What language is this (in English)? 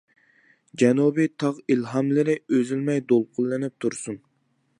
Uyghur